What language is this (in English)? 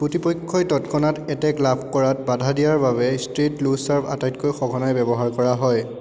Assamese